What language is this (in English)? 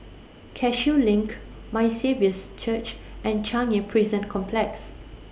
English